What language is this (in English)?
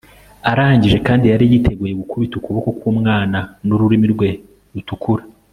Kinyarwanda